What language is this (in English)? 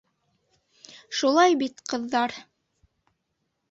Bashkir